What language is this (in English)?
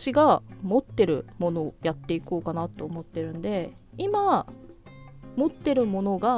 Japanese